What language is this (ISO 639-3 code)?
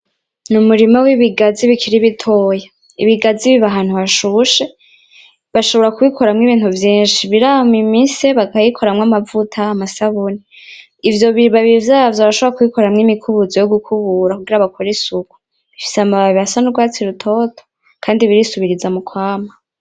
run